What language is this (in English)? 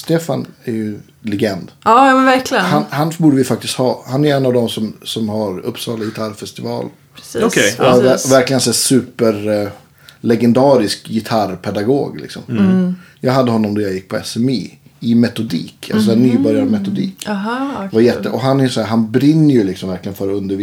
Swedish